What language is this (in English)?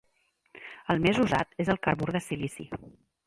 Catalan